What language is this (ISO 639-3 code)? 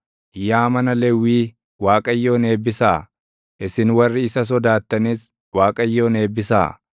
orm